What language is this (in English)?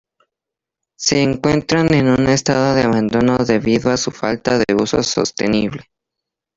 Spanish